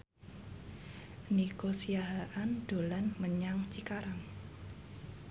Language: Javanese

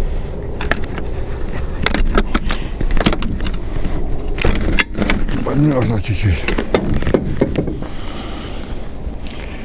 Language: Russian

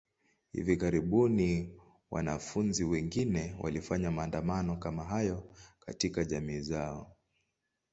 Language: Swahili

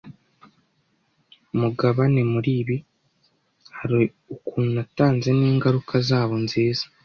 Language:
Kinyarwanda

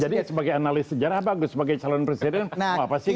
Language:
Indonesian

